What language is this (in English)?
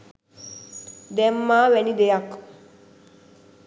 Sinhala